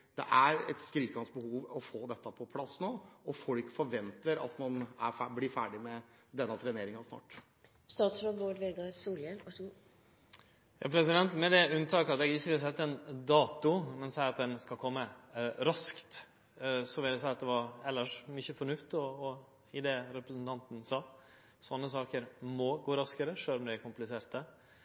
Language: Norwegian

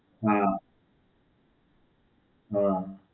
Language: Gujarati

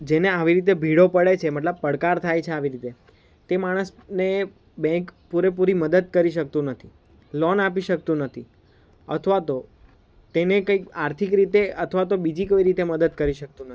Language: Gujarati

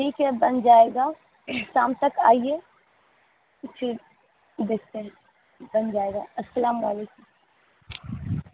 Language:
Urdu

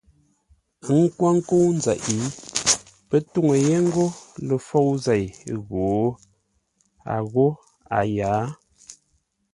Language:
Ngombale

